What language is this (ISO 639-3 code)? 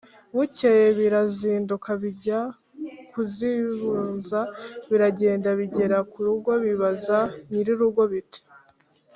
kin